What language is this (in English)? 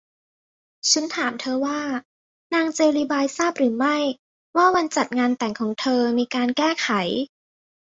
Thai